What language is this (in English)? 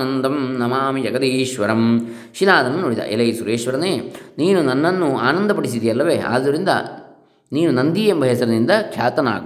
Kannada